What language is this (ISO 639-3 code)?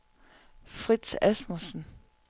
dan